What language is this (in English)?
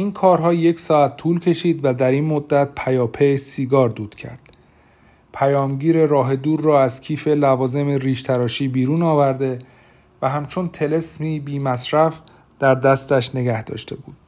Persian